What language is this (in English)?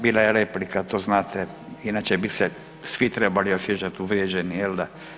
Croatian